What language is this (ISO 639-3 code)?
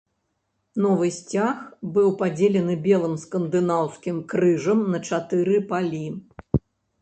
bel